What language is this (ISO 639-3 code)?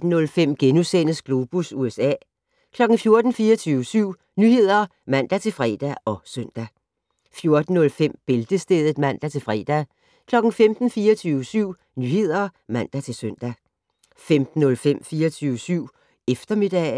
dan